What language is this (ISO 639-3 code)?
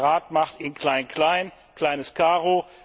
deu